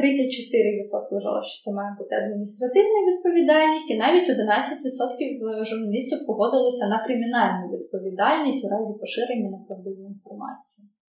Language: Ukrainian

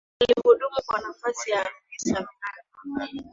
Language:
Swahili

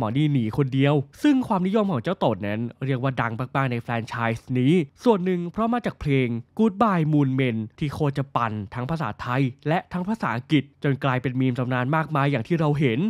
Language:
Thai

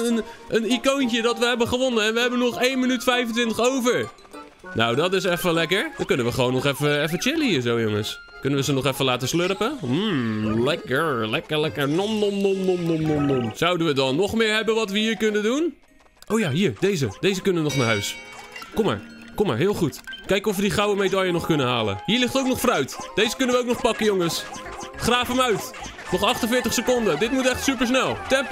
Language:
Dutch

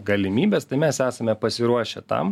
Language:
Lithuanian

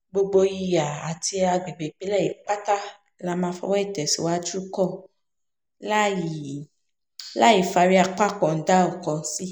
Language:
Yoruba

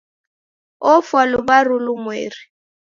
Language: Taita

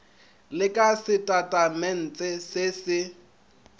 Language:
Northern Sotho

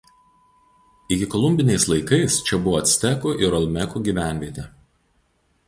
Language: Lithuanian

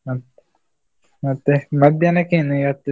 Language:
Kannada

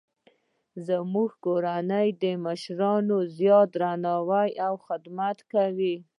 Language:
Pashto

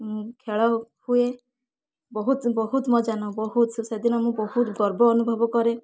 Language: Odia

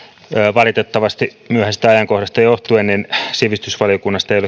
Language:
Finnish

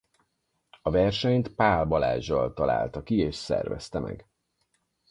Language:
Hungarian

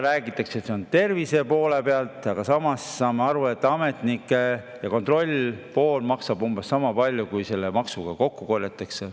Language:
Estonian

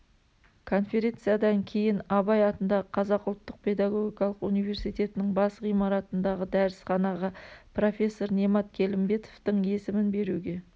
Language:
Kazakh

